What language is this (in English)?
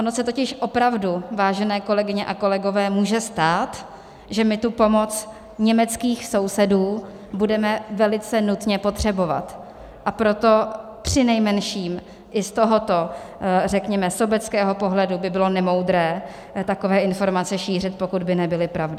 Czech